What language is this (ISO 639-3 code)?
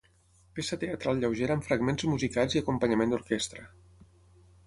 cat